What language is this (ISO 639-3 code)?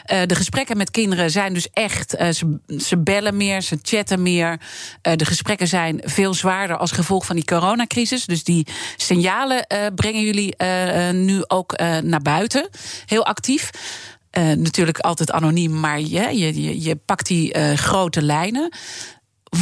nld